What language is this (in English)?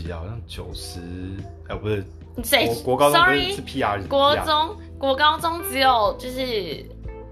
Chinese